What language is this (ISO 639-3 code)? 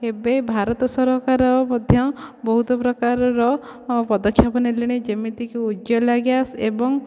ori